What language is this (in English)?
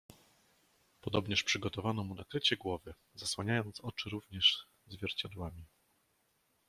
Polish